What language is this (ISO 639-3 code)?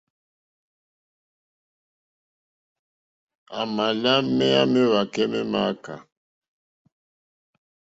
bri